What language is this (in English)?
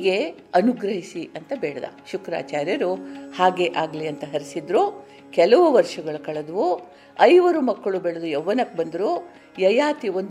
Kannada